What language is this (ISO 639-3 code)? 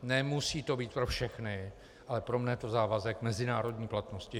ces